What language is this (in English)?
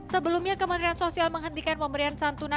Indonesian